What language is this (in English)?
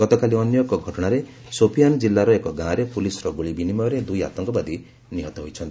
Odia